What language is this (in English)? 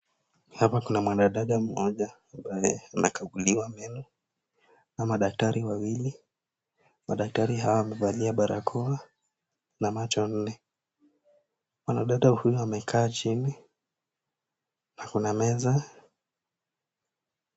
Swahili